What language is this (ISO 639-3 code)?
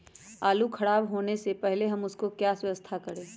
mag